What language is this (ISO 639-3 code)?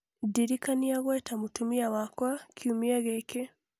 kik